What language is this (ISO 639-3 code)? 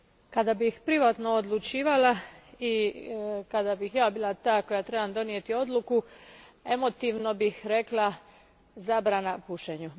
hrv